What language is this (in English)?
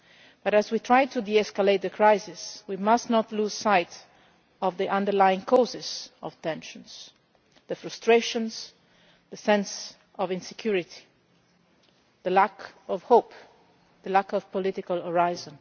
English